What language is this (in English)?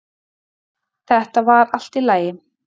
Icelandic